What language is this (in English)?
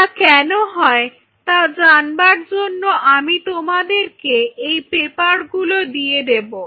Bangla